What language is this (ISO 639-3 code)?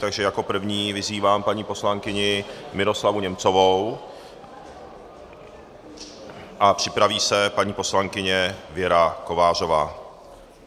ces